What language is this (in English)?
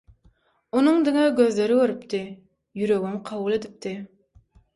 Turkmen